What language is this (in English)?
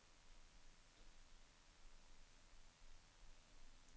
Norwegian